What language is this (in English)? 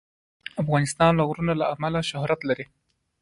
Pashto